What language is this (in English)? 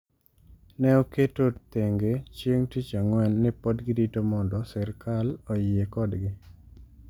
Luo (Kenya and Tanzania)